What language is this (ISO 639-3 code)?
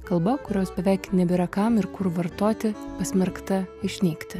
lit